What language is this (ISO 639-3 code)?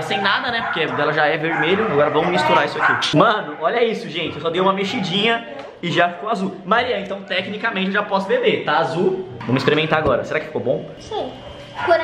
por